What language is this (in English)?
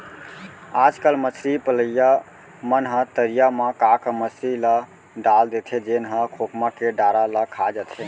Chhattisgarhi